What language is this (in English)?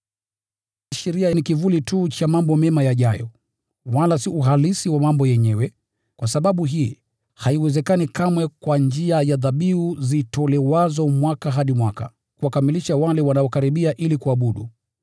Swahili